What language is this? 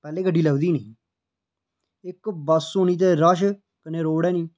Dogri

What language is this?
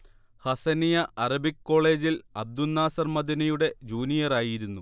Malayalam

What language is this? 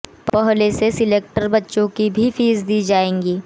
Hindi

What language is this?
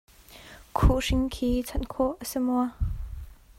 Hakha Chin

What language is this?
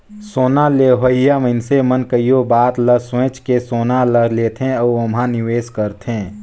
Chhattisgarhi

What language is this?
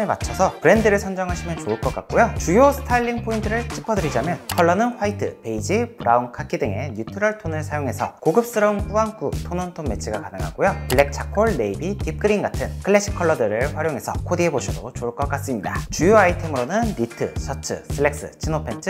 Korean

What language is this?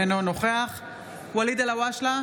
Hebrew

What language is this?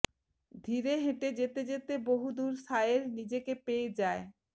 Bangla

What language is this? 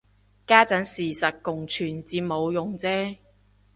Cantonese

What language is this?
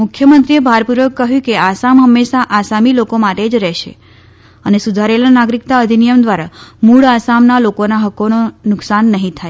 Gujarati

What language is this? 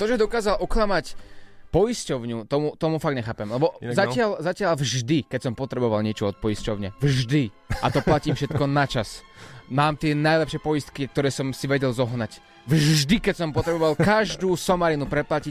Slovak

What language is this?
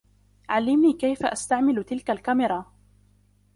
Arabic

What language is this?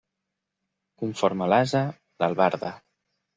Catalan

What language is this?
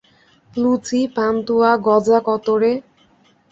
Bangla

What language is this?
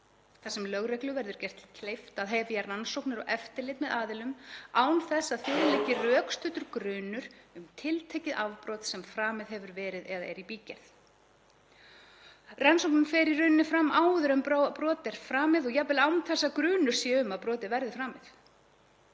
Icelandic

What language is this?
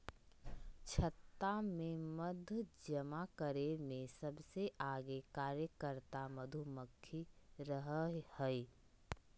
Magahi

